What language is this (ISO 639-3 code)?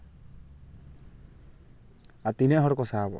sat